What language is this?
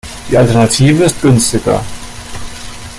German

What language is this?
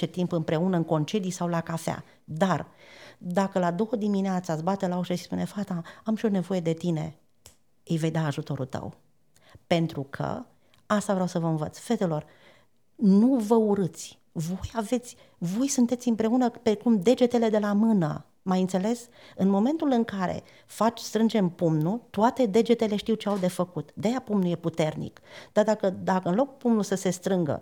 Romanian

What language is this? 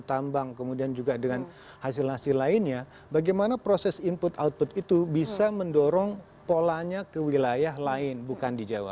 Indonesian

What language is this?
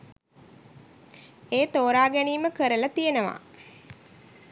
Sinhala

